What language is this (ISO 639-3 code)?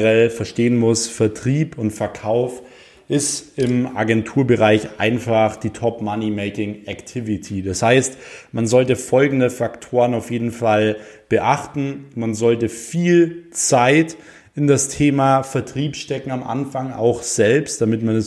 deu